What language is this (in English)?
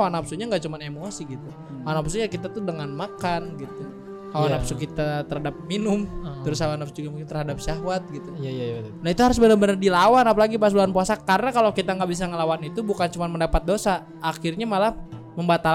Indonesian